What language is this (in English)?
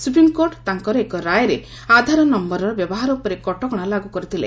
Odia